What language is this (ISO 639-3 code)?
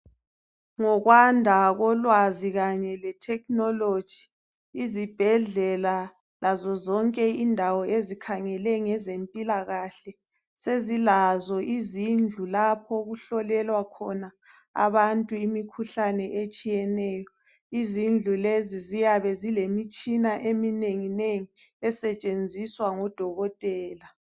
nde